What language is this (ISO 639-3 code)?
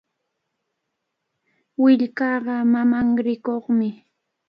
qvl